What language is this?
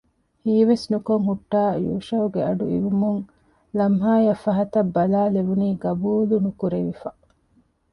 Divehi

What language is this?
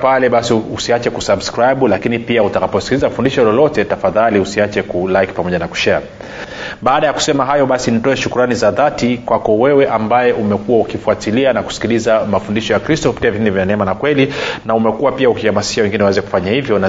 Swahili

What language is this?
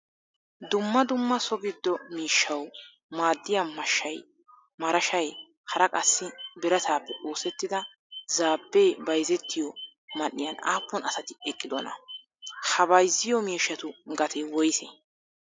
Wolaytta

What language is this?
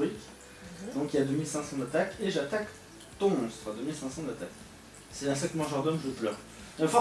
French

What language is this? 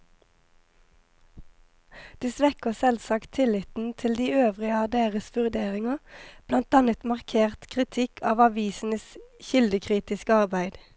Norwegian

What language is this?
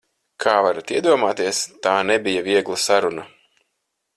Latvian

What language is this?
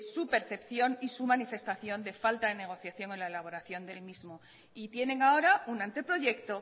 Spanish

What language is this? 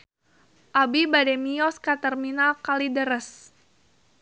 Sundanese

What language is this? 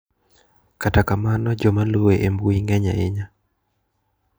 Luo (Kenya and Tanzania)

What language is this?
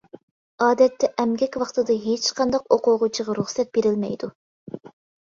Uyghur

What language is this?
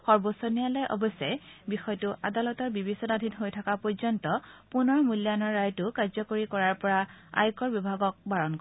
Assamese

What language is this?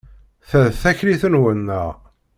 Kabyle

